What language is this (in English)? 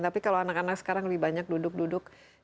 Indonesian